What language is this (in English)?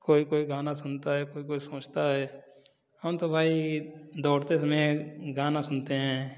Hindi